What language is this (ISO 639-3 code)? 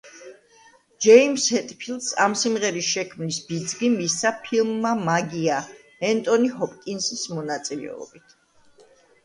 kat